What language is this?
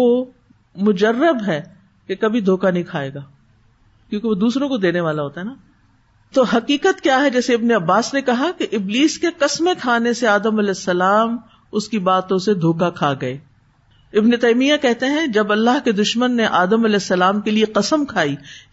Urdu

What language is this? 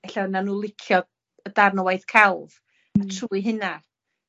Welsh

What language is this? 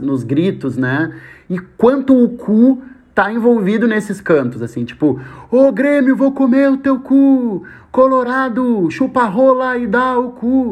Portuguese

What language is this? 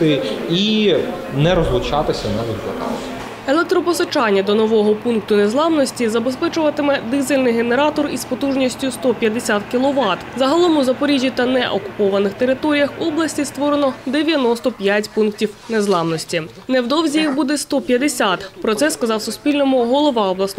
Ukrainian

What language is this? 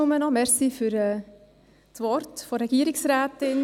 Swiss German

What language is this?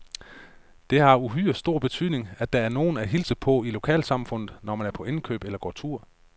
Danish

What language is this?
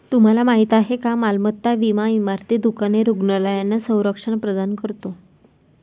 Marathi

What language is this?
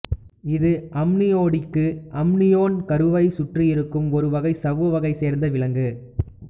Tamil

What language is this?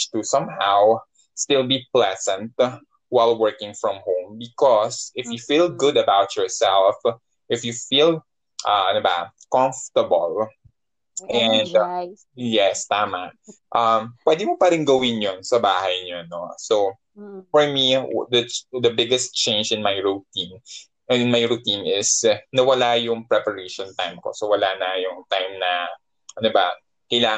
Filipino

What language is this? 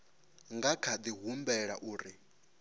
Venda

